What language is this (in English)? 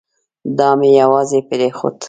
Pashto